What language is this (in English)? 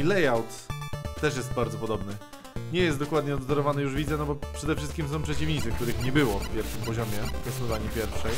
Polish